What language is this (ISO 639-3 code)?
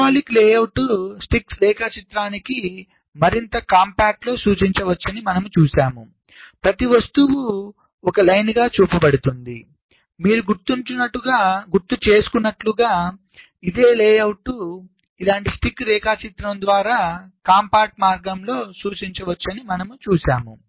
tel